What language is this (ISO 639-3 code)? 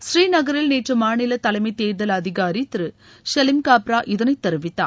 tam